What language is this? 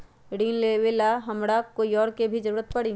Magahi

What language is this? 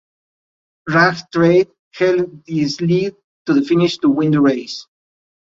English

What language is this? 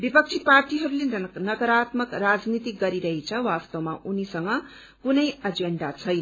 Nepali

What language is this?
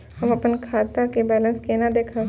Maithili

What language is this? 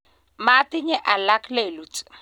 Kalenjin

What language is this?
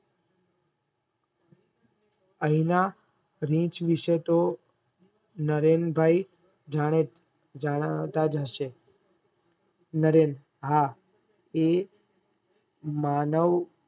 Gujarati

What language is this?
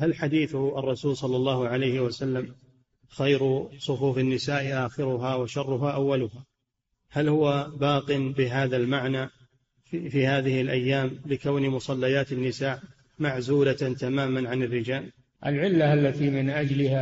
Arabic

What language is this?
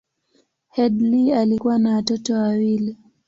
Swahili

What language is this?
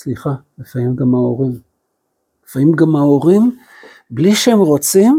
Hebrew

